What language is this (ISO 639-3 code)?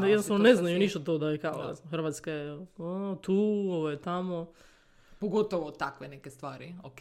hrv